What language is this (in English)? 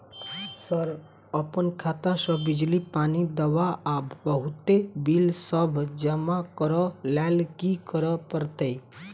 Maithili